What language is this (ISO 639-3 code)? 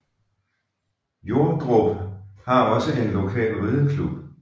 dan